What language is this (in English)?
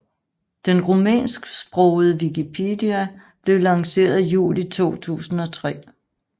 Danish